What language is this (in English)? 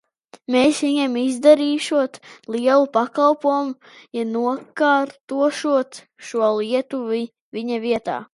Latvian